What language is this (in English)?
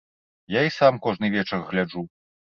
Belarusian